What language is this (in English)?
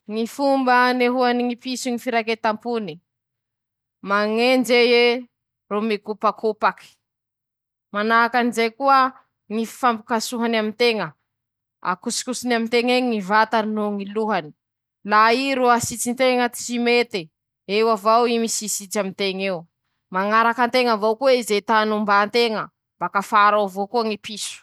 Masikoro Malagasy